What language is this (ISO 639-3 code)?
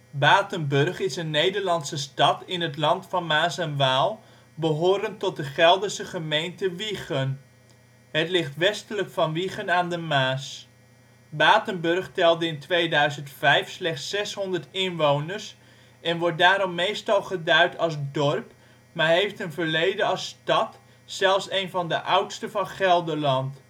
nld